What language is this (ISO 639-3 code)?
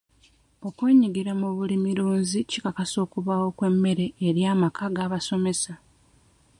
lug